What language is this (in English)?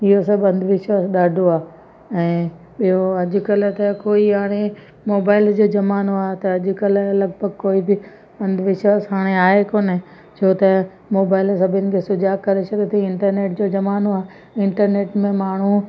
Sindhi